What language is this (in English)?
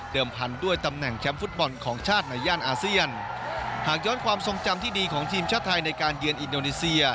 Thai